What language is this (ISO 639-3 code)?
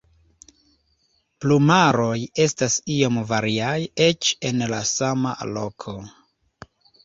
epo